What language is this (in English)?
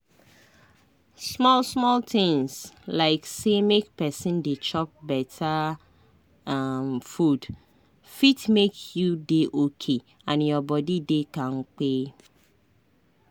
Nigerian Pidgin